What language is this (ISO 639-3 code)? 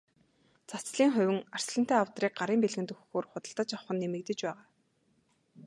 mon